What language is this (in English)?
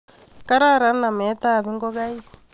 Kalenjin